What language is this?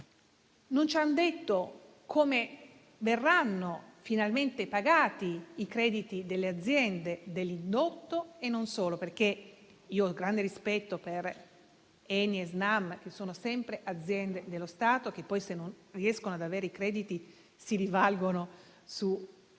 Italian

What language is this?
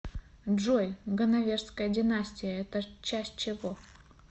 Russian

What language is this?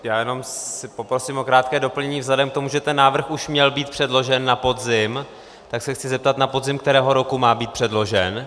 Czech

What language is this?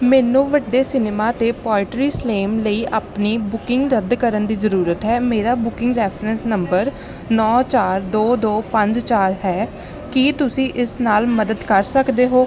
Punjabi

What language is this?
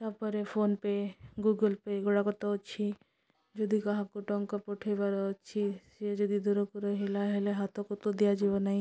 Odia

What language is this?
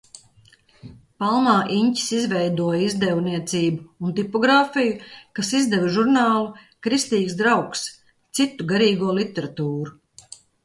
Latvian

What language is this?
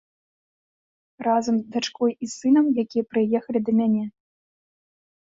Belarusian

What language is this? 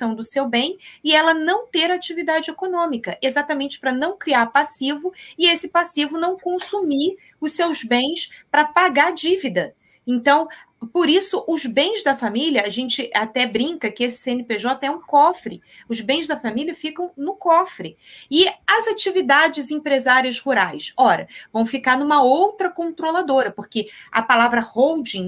Portuguese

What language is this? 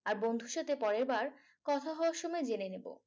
Bangla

